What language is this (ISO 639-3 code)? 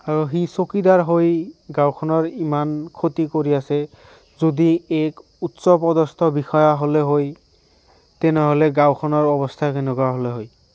asm